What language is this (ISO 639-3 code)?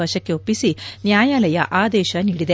kan